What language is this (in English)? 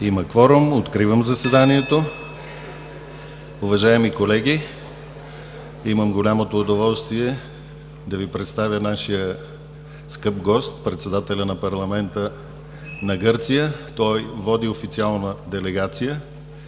Bulgarian